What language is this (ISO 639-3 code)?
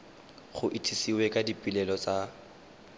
tsn